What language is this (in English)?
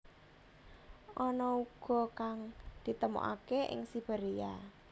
Javanese